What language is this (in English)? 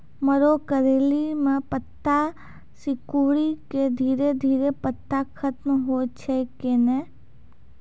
Maithili